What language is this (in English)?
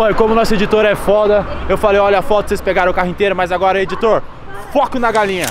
Portuguese